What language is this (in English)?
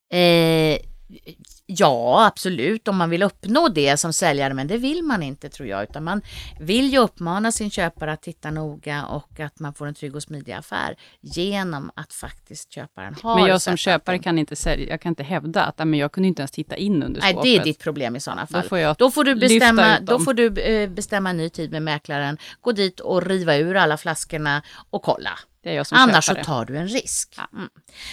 Swedish